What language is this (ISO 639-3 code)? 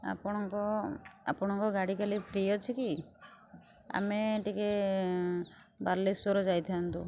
ori